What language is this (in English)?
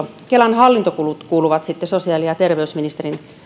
Finnish